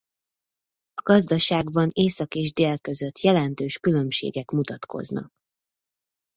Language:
Hungarian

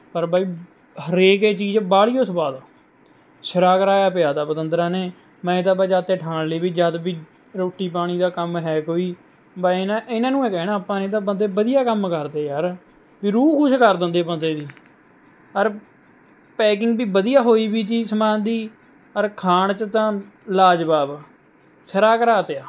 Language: Punjabi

